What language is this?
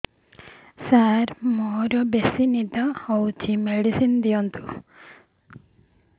Odia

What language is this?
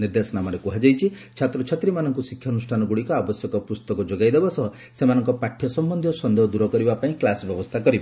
Odia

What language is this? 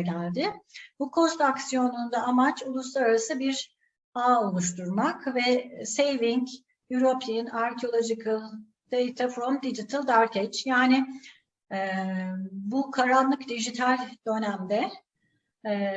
Turkish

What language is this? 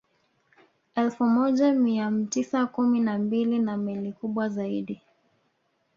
Swahili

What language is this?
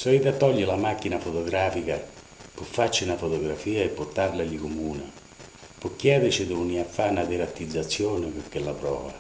Italian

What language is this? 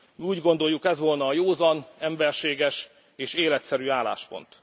Hungarian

